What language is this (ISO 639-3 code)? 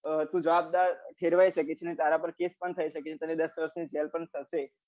guj